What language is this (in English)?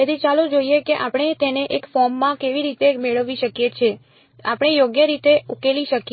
Gujarati